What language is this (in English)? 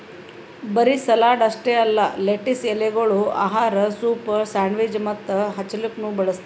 Kannada